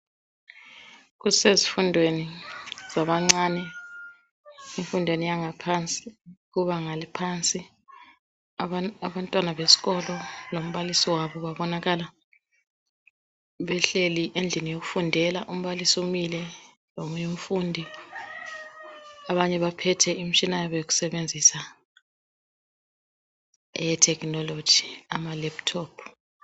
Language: North Ndebele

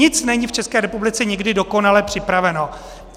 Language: Czech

